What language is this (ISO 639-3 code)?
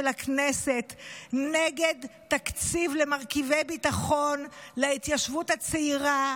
heb